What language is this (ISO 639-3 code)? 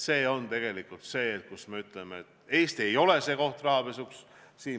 est